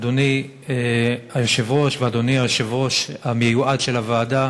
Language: Hebrew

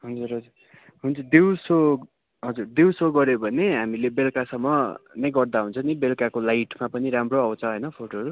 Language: Nepali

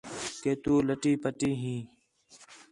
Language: Khetrani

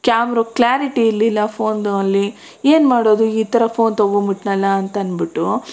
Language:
Kannada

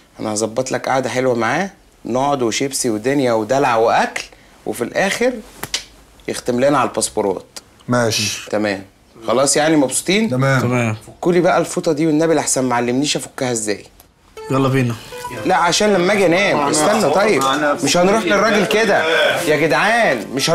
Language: Arabic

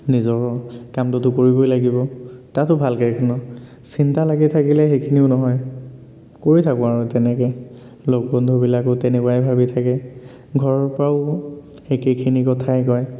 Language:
Assamese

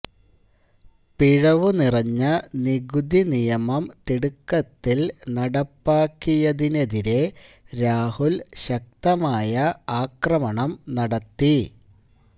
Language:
Malayalam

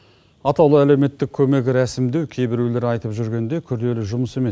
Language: Kazakh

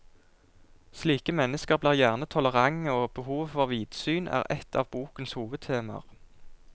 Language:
Norwegian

